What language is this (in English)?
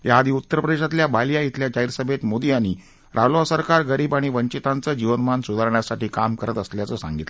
Marathi